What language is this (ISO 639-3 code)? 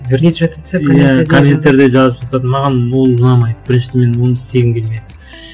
kaz